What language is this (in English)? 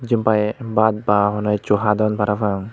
Chakma